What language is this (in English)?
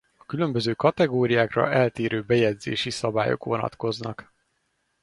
Hungarian